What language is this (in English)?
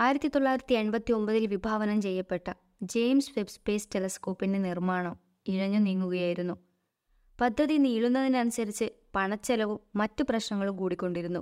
Malayalam